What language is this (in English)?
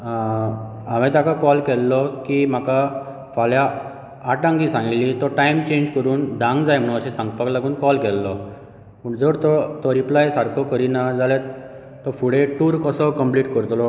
Konkani